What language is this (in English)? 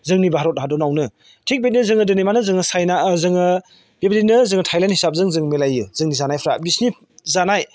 Bodo